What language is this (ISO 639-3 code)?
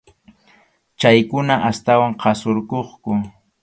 qxu